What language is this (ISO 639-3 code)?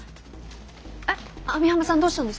jpn